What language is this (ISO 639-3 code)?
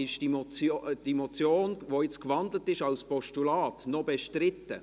gsw